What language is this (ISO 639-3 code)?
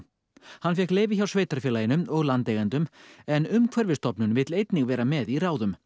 isl